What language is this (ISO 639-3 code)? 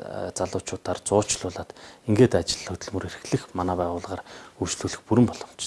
tur